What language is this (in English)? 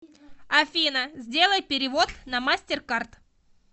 Russian